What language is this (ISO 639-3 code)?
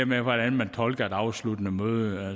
dan